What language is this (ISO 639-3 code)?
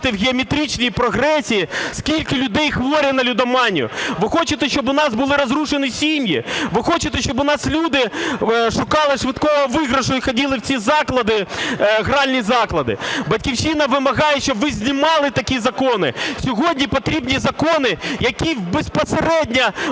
ukr